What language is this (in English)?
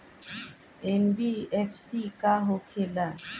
Bhojpuri